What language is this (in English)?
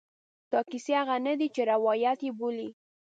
Pashto